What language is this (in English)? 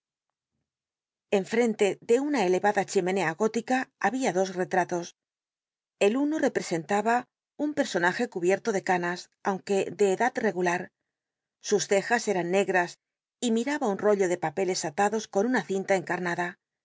Spanish